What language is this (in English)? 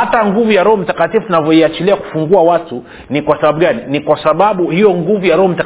Swahili